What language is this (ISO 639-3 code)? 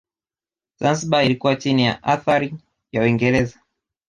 swa